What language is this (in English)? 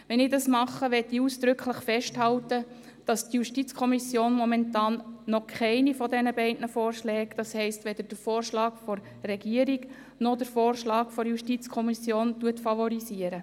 Swiss German